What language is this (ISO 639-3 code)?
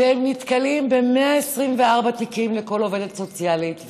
heb